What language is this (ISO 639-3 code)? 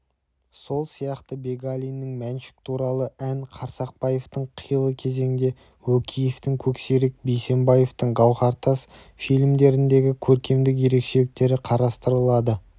kaz